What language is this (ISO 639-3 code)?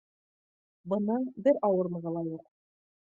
bak